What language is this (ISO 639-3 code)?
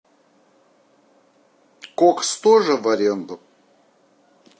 rus